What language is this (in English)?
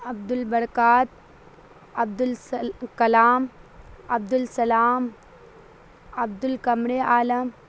Urdu